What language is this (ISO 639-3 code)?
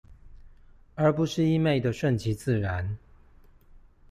zho